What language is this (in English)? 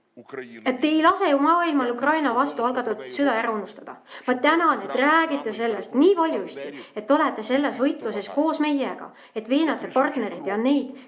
Estonian